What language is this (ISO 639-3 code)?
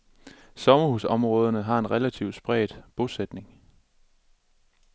dan